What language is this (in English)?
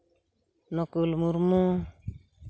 Santali